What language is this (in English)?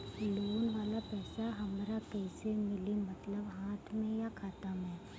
Bhojpuri